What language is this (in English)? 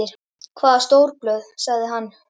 Icelandic